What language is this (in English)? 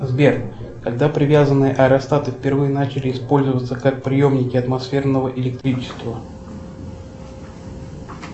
Russian